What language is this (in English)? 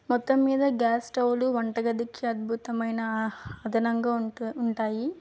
Telugu